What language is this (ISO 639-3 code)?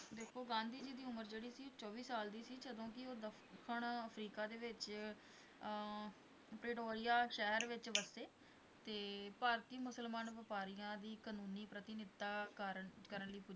pan